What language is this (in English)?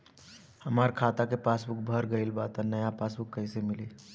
Bhojpuri